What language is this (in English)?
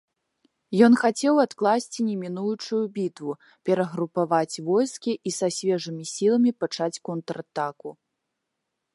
Belarusian